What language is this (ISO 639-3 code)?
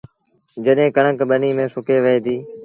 sbn